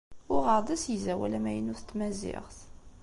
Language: Kabyle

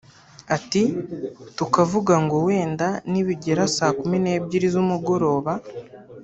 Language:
Kinyarwanda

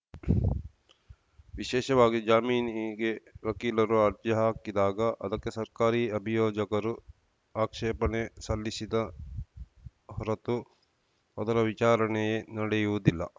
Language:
Kannada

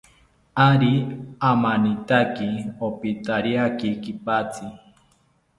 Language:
South Ucayali Ashéninka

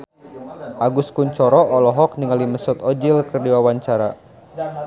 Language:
Sundanese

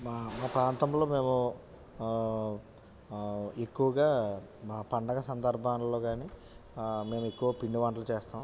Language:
Telugu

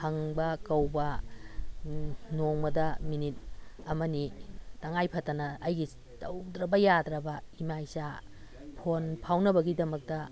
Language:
Manipuri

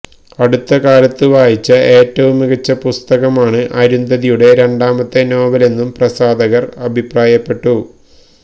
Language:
Malayalam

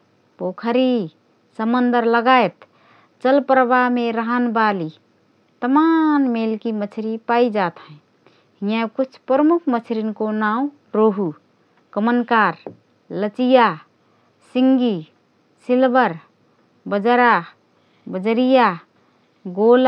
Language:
Rana Tharu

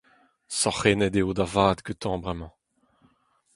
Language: Breton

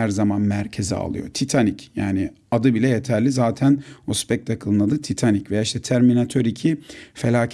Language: Turkish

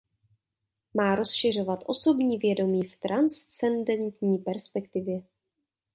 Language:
Czech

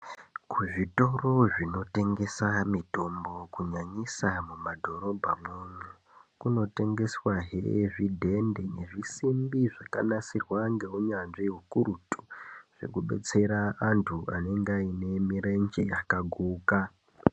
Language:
Ndau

